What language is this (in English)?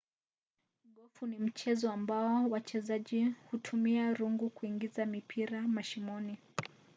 Swahili